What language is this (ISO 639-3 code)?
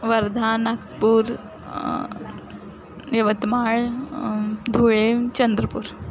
mar